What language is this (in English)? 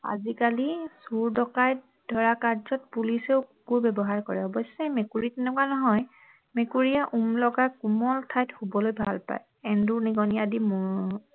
Assamese